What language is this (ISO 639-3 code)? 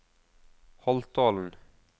nor